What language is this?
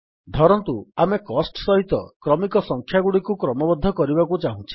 Odia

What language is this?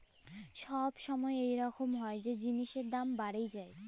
Bangla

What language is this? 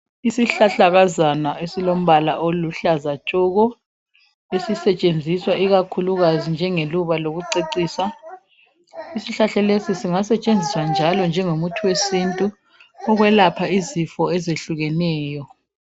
North Ndebele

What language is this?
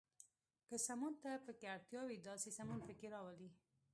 Pashto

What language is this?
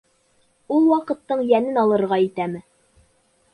Bashkir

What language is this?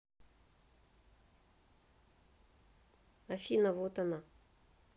Russian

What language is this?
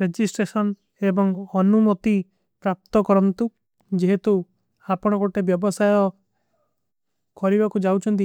Kui (India)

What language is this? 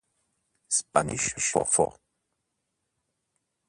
Italian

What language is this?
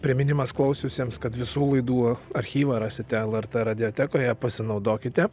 Lithuanian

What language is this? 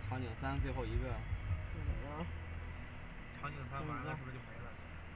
Chinese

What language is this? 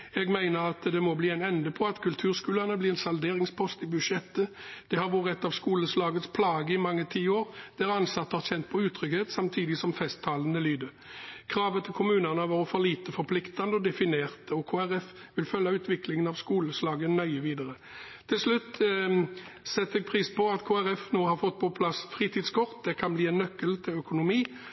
Norwegian Bokmål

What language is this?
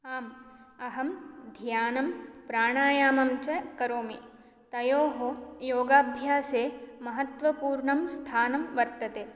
Sanskrit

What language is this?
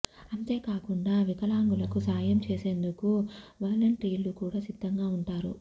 Telugu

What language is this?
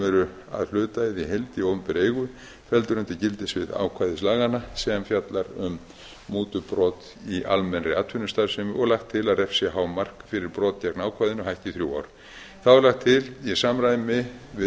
Icelandic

